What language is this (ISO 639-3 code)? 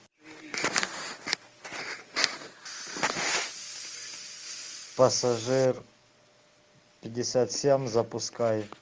rus